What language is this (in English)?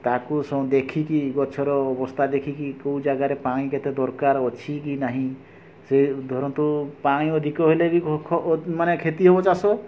Odia